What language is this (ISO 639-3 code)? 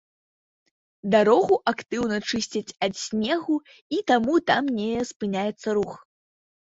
bel